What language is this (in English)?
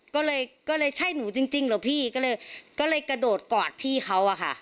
Thai